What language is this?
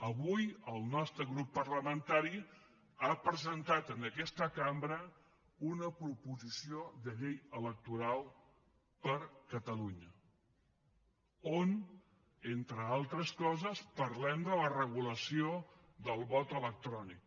Catalan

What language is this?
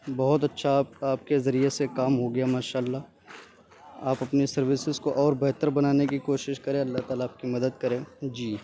Urdu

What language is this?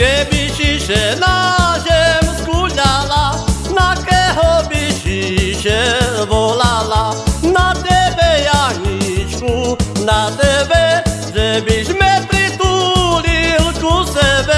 Slovak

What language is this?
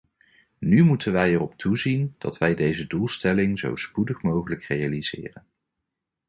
Dutch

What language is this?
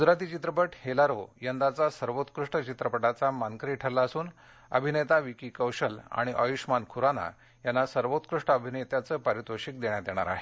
Marathi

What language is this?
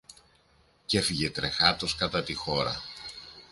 Greek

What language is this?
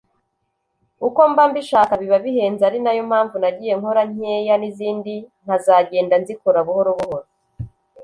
Kinyarwanda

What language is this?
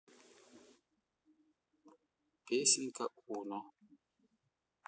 Russian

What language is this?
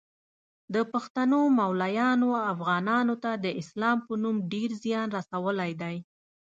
Pashto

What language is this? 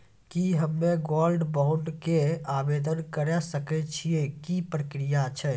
Maithili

